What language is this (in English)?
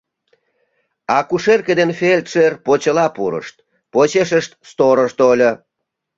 Mari